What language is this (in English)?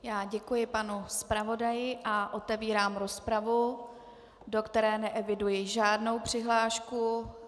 Czech